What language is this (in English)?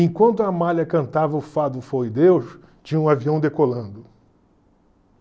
Portuguese